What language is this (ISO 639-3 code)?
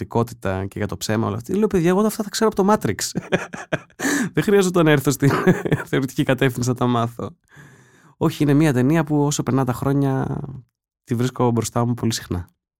ell